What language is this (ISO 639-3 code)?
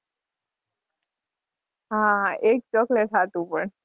guj